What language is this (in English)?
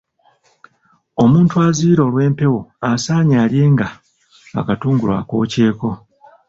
Ganda